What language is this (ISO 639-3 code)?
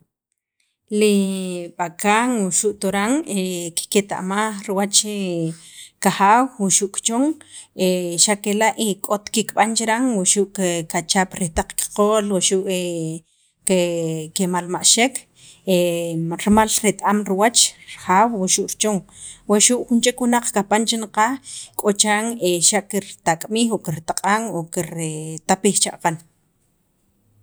quv